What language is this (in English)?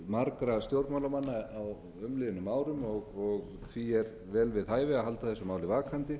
Icelandic